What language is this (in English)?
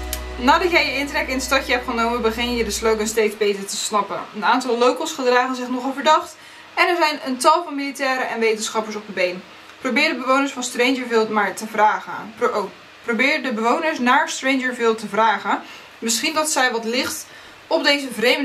Dutch